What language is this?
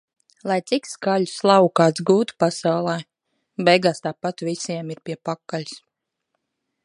Latvian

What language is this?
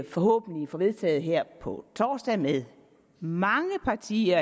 Danish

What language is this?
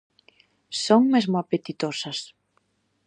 Galician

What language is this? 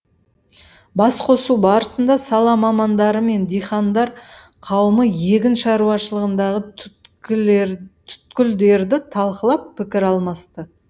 Kazakh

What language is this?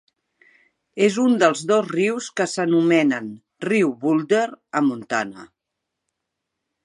Catalan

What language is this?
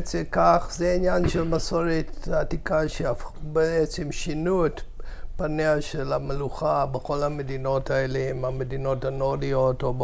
Hebrew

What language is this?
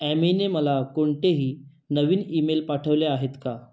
Marathi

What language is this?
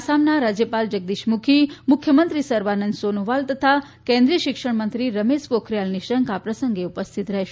Gujarati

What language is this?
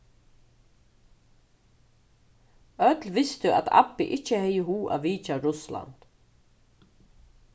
Faroese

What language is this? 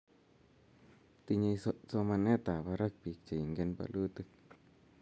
Kalenjin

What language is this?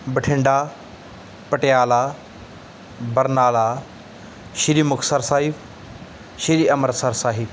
Punjabi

